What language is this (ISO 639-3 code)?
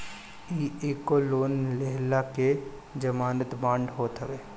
bho